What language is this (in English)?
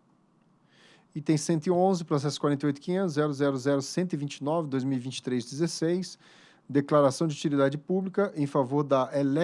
Portuguese